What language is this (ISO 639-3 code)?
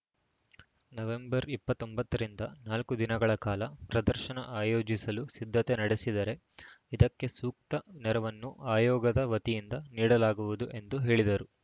kan